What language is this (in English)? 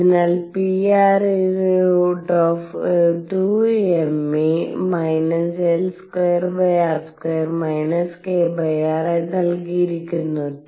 Malayalam